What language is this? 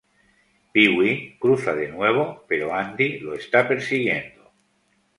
Spanish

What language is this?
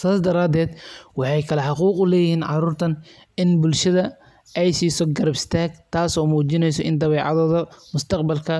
Somali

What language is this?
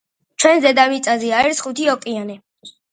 Georgian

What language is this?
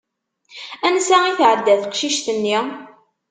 Kabyle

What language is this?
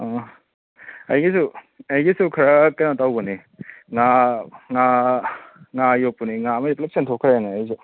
Manipuri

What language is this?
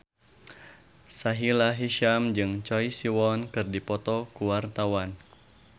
Sundanese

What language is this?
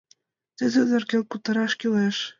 Mari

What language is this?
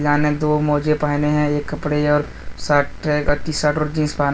Hindi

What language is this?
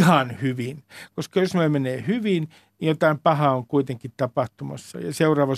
Finnish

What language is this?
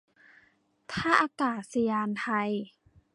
Thai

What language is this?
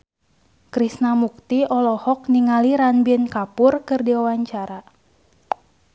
Sundanese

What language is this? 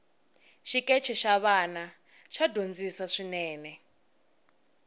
Tsonga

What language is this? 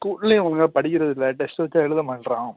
Tamil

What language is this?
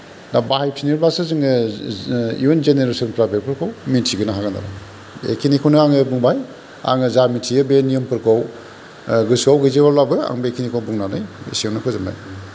Bodo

